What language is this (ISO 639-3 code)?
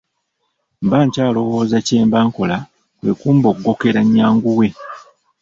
lug